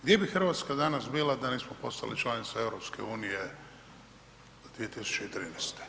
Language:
Croatian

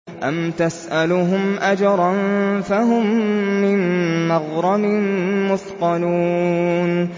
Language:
Arabic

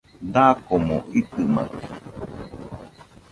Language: Nüpode Huitoto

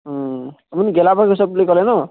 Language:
Assamese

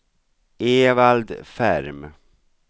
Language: Swedish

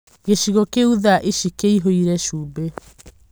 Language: Kikuyu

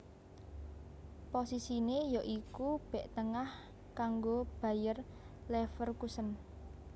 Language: Javanese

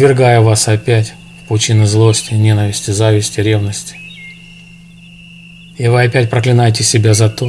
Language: Russian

